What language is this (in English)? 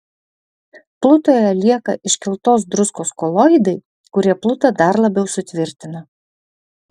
Lithuanian